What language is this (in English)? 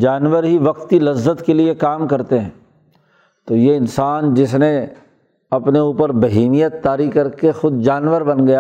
Urdu